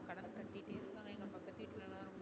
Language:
Tamil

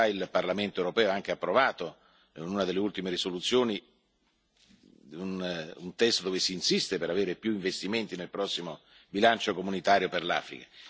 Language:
Italian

